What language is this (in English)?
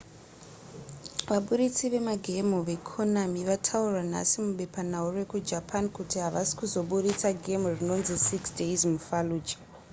Shona